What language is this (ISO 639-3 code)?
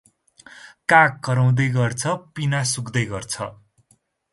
nep